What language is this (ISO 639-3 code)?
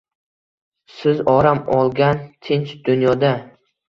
uzb